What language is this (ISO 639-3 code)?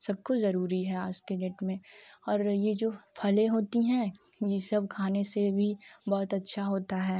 hin